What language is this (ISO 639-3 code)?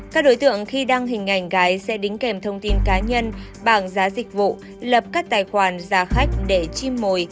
vie